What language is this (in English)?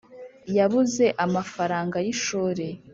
Kinyarwanda